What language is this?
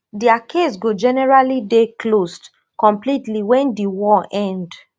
Nigerian Pidgin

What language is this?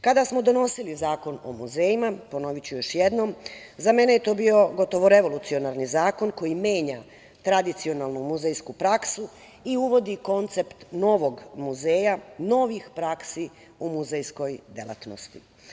Serbian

